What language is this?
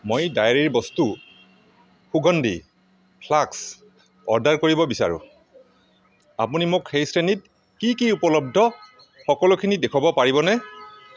Assamese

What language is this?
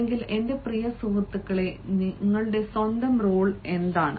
Malayalam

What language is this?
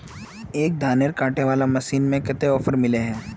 Magahi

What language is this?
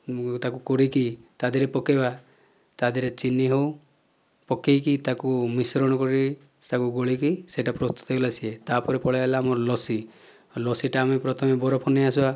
Odia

